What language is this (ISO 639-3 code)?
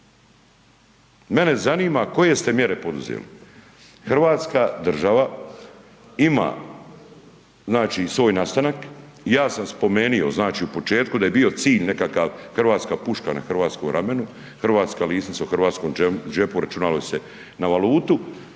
hrv